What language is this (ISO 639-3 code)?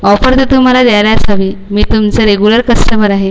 mar